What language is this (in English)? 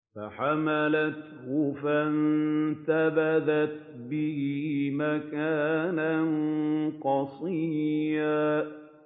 Arabic